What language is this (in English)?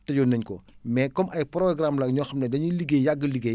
Wolof